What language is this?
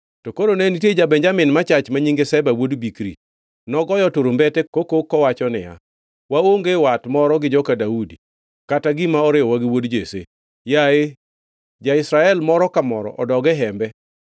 Luo (Kenya and Tanzania)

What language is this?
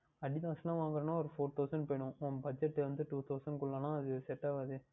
Tamil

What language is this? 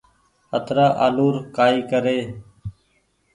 Goaria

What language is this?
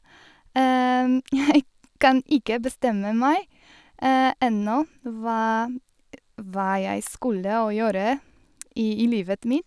Norwegian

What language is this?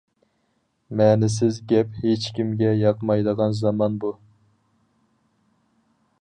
Uyghur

